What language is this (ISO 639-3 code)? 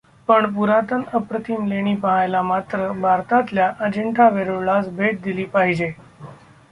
mar